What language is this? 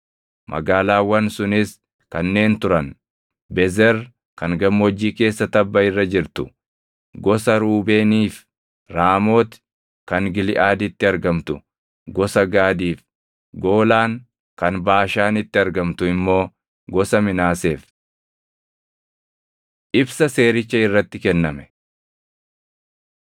Oromo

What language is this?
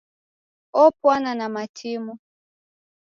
Taita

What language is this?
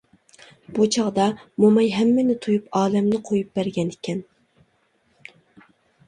Uyghur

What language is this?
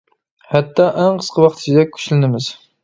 Uyghur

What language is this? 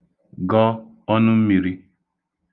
Igbo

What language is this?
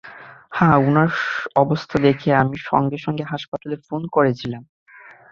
Bangla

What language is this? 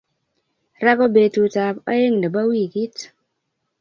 Kalenjin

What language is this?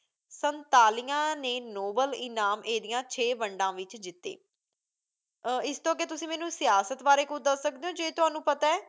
Punjabi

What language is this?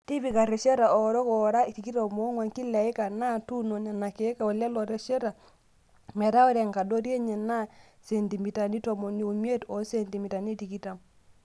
Masai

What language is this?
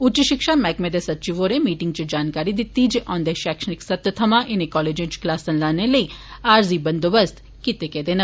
Dogri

